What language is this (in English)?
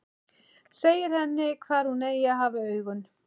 Icelandic